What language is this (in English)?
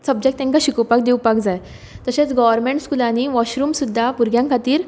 Konkani